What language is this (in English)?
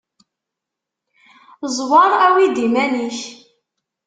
Kabyle